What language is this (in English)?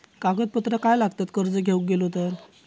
Marathi